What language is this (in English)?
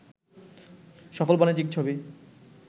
Bangla